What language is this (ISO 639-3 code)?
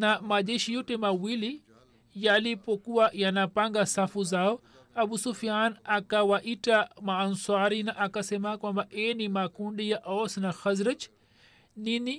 swa